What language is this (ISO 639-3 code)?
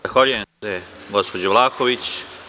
srp